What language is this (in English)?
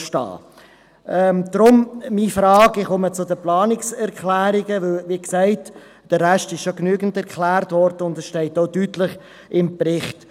Swiss German